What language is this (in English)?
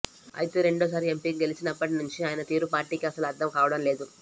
Telugu